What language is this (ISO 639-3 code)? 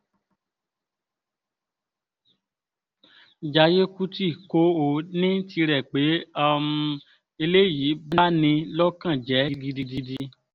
yor